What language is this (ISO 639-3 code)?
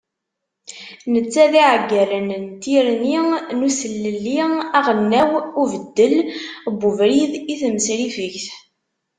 kab